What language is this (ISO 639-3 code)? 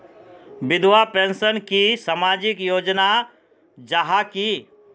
mag